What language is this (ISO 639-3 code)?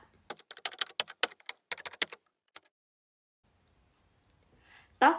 vie